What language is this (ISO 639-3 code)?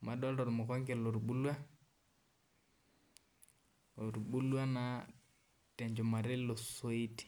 mas